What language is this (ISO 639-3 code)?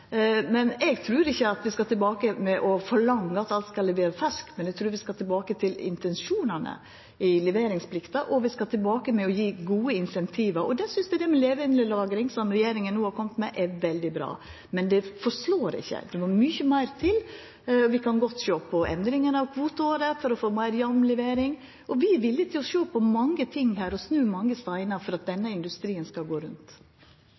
nor